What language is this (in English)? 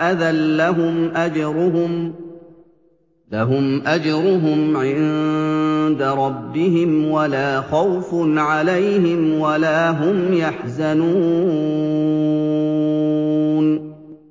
Arabic